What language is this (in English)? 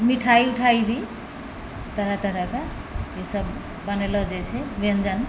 Maithili